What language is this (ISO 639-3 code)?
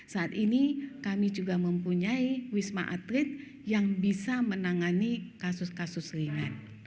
ind